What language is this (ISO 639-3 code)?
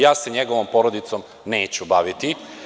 srp